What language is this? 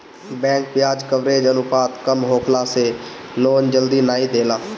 Bhojpuri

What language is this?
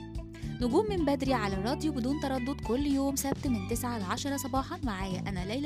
Arabic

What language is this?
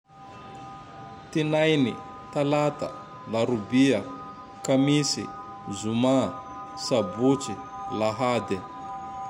Tandroy-Mahafaly Malagasy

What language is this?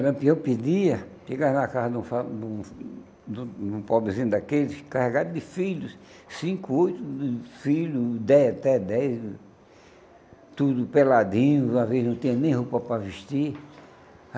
Portuguese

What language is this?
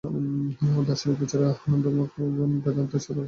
Bangla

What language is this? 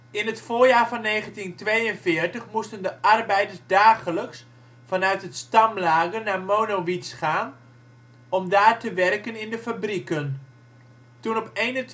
Dutch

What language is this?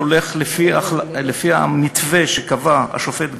Hebrew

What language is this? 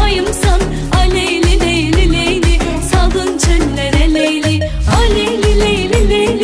Turkish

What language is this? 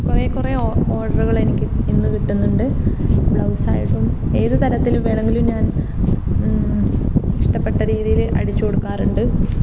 Malayalam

